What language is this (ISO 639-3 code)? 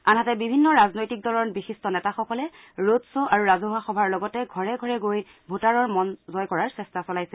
asm